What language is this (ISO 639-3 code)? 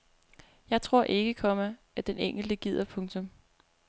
dan